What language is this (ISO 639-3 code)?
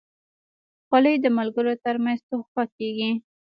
pus